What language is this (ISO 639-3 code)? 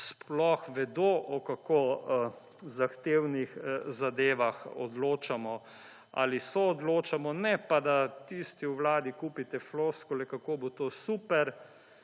slv